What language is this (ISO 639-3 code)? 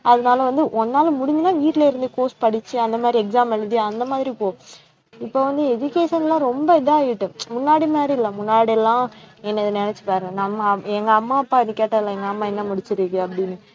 tam